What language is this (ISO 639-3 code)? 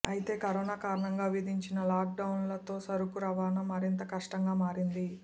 tel